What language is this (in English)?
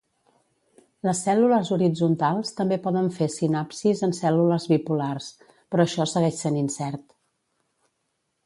Catalan